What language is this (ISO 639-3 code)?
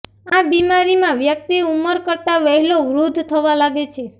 guj